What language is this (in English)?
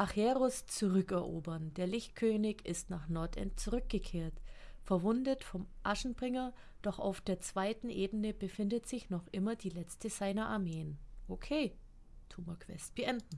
German